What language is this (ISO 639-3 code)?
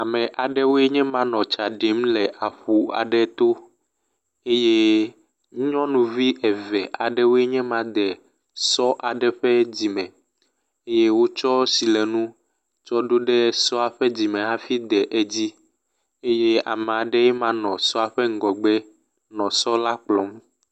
ewe